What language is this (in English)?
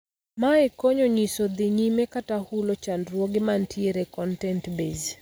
Luo (Kenya and Tanzania)